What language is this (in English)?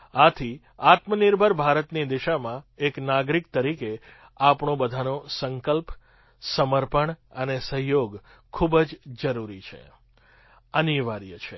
Gujarati